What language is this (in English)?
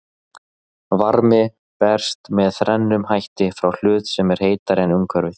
Icelandic